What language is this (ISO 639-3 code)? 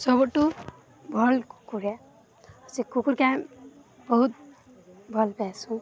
ori